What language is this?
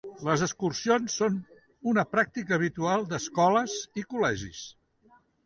Catalan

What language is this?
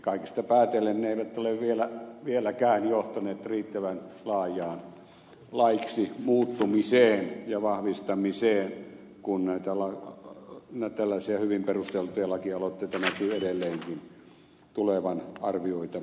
Finnish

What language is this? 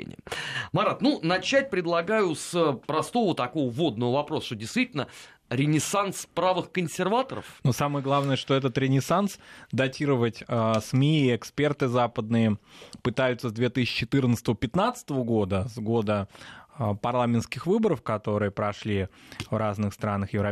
Russian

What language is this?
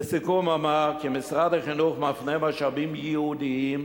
Hebrew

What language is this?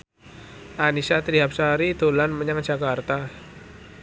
Javanese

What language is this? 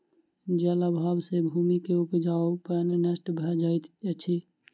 Maithili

